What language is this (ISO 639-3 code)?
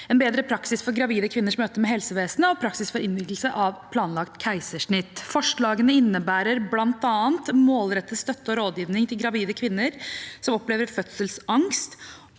nor